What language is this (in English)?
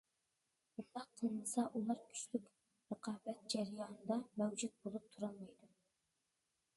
Uyghur